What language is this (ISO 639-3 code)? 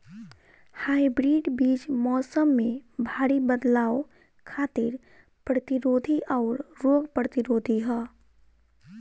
bho